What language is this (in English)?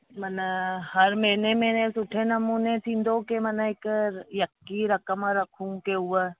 Sindhi